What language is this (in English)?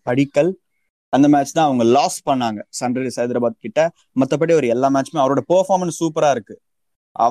Tamil